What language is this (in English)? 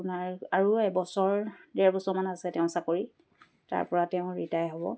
Assamese